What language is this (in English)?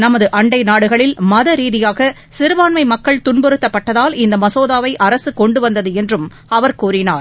Tamil